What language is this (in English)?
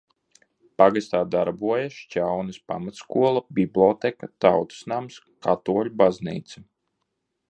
Latvian